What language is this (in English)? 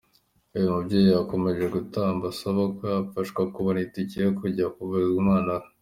Kinyarwanda